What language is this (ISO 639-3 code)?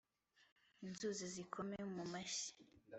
kin